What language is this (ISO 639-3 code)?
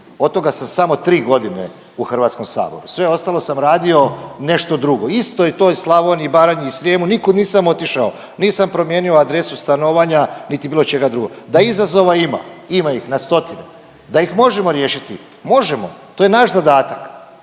hrv